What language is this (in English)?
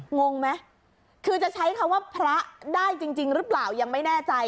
Thai